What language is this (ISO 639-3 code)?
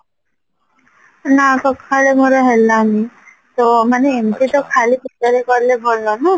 ori